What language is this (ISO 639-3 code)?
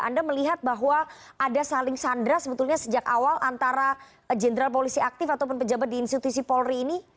ind